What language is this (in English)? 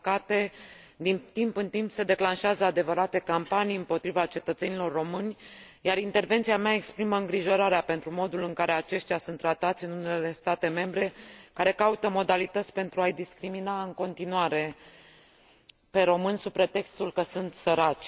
Romanian